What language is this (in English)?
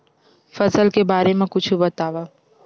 Chhattisgarhi